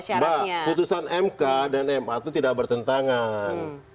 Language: Indonesian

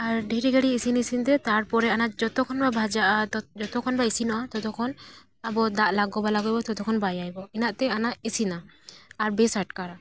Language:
Santali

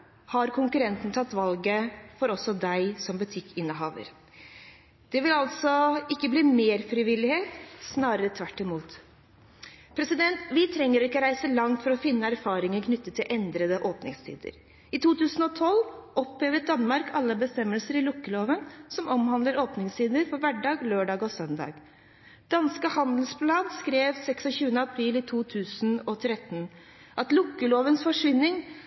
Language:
Norwegian Bokmål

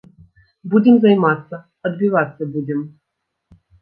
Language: Belarusian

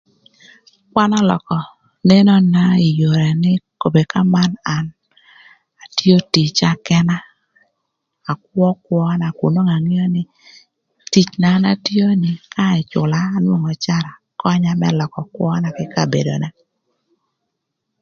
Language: Thur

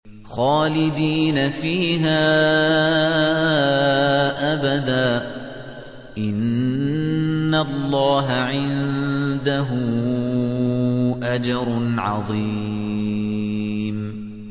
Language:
Arabic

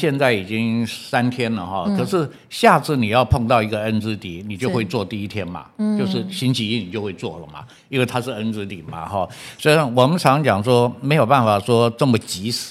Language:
Chinese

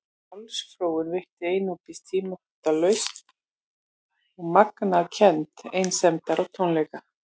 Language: Icelandic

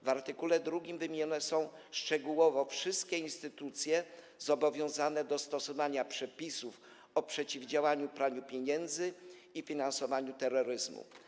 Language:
Polish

